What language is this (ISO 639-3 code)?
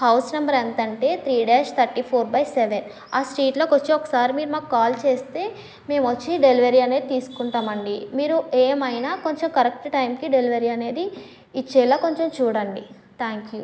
tel